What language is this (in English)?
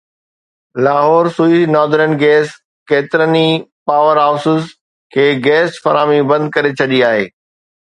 Sindhi